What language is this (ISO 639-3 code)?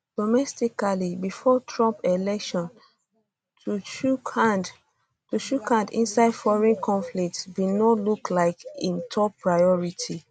pcm